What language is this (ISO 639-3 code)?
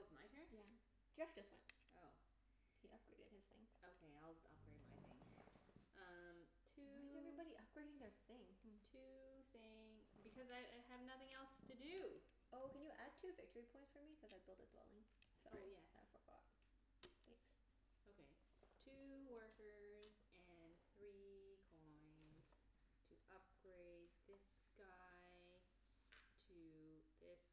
eng